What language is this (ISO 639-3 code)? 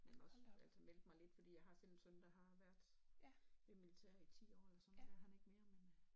dan